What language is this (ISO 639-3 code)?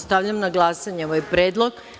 srp